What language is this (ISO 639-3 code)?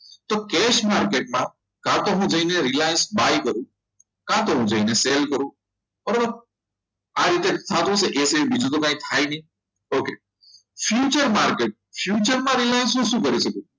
guj